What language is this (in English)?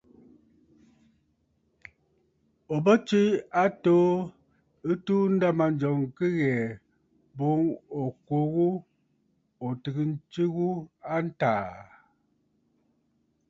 Bafut